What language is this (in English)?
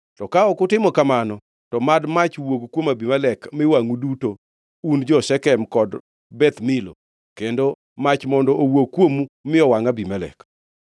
Luo (Kenya and Tanzania)